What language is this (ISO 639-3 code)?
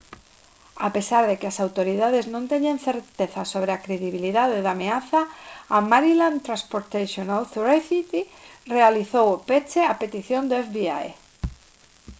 glg